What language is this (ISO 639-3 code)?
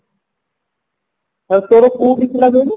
ori